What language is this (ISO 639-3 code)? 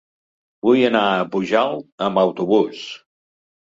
cat